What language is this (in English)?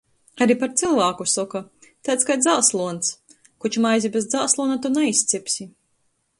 Latgalian